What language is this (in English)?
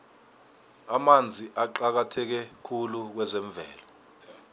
South Ndebele